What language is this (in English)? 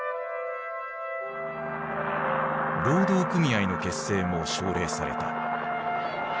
Japanese